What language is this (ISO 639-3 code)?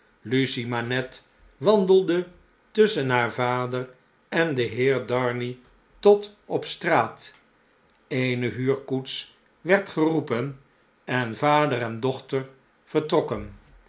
nld